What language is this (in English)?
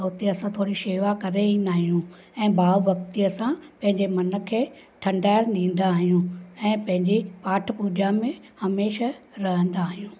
Sindhi